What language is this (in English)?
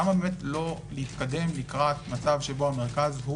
Hebrew